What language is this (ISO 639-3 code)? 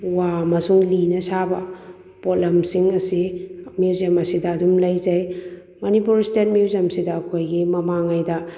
mni